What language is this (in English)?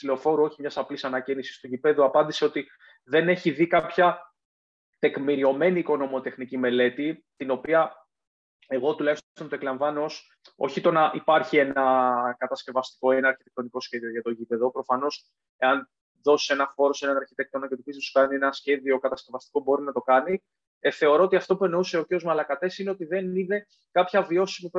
Greek